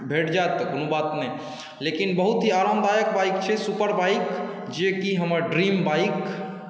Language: Maithili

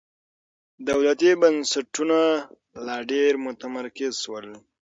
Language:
Pashto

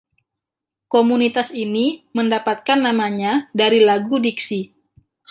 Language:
Indonesian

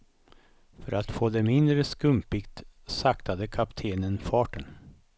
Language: Swedish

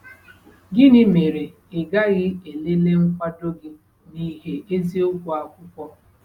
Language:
Igbo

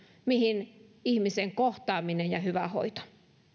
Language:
Finnish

